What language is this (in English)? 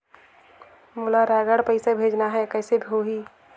Chhattisgarhi